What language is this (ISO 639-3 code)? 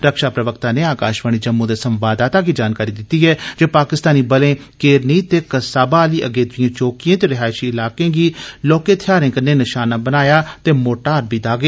doi